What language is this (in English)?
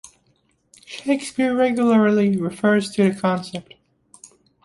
English